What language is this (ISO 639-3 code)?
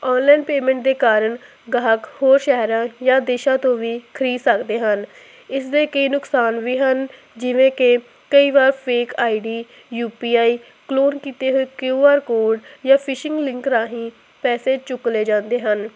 pan